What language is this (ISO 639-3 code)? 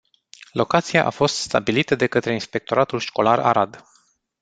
ron